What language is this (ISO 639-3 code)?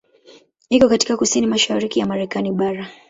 swa